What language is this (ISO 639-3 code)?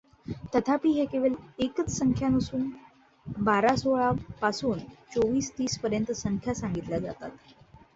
mar